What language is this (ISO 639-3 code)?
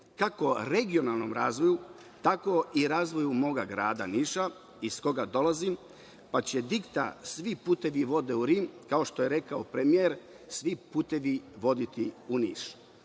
srp